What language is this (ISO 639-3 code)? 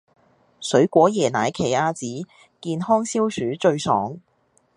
yue